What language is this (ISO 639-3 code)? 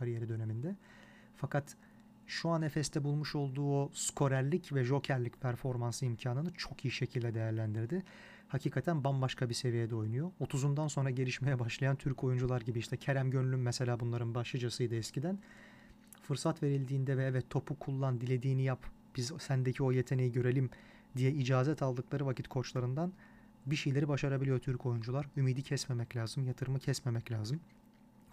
tur